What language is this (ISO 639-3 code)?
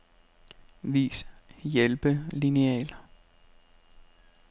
dan